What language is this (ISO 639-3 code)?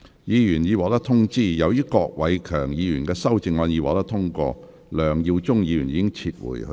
yue